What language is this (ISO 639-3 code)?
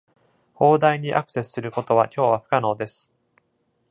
jpn